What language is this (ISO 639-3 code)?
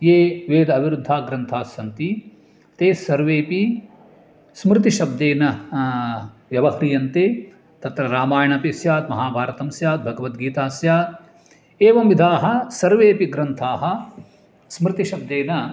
san